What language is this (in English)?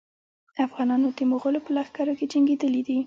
Pashto